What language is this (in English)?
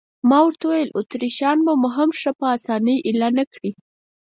Pashto